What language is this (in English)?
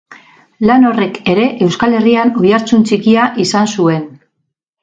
Basque